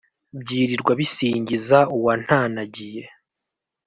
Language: Kinyarwanda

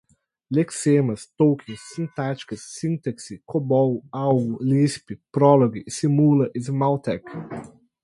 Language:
Portuguese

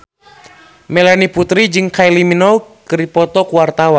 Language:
Sundanese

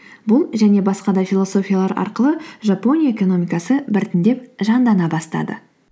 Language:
Kazakh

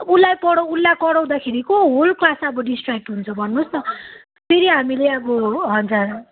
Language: Nepali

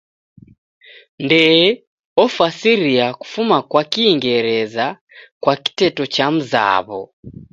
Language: Taita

